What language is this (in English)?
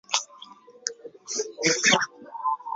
Chinese